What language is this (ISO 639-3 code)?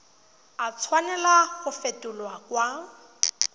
tsn